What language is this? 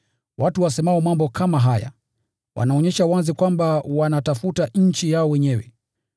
Swahili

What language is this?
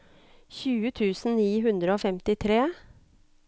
Norwegian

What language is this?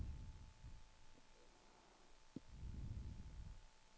Danish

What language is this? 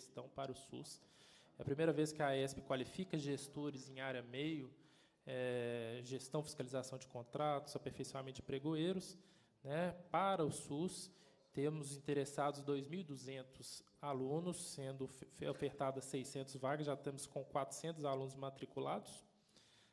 Portuguese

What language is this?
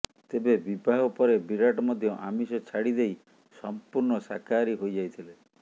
Odia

